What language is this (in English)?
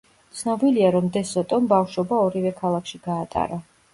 Georgian